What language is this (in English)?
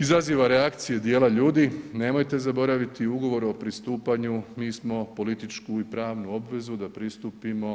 Croatian